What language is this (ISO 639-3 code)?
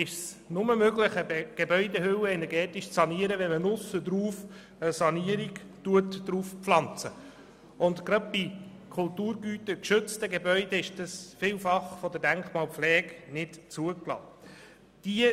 gsw